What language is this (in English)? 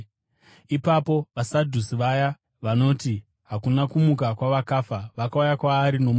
Shona